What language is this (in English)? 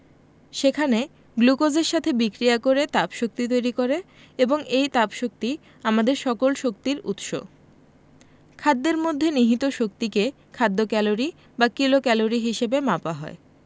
Bangla